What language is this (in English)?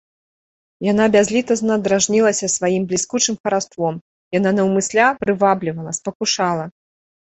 Belarusian